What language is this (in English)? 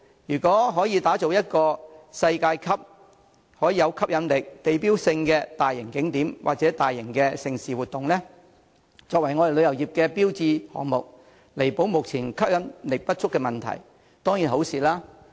Cantonese